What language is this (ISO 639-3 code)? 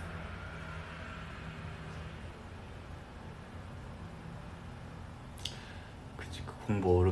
kor